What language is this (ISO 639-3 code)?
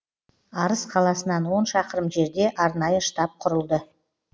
kaz